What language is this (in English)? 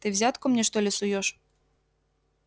Russian